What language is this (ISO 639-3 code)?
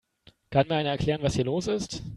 deu